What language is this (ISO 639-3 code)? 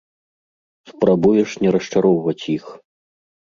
bel